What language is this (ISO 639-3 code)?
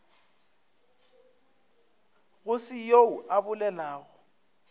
nso